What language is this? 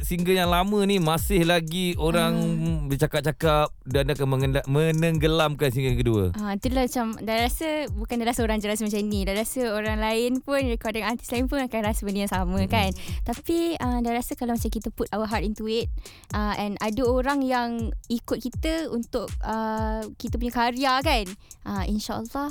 Malay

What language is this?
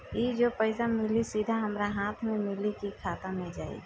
Bhojpuri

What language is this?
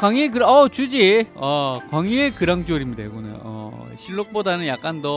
Korean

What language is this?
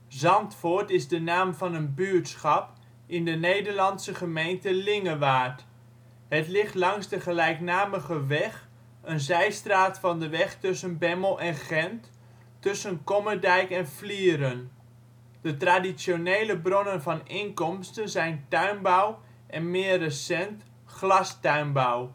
Dutch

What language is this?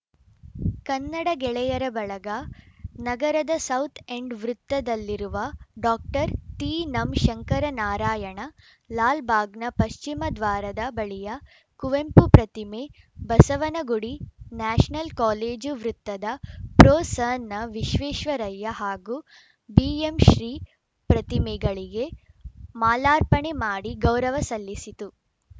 Kannada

